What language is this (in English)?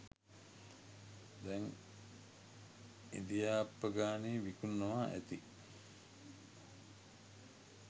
Sinhala